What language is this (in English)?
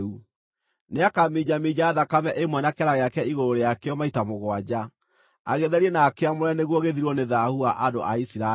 Kikuyu